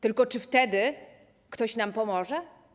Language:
Polish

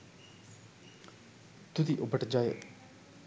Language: Sinhala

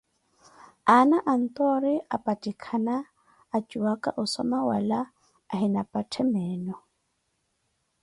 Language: Koti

